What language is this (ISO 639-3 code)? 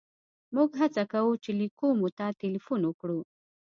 pus